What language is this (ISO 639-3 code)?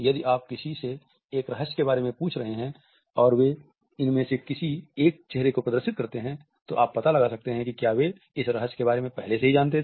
hin